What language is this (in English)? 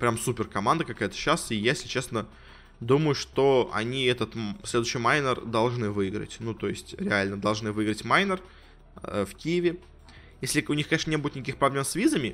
Russian